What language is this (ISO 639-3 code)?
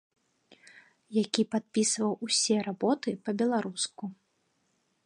bel